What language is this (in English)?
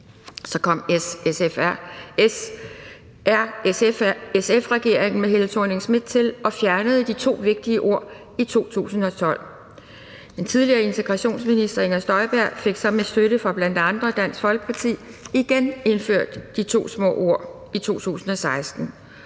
Danish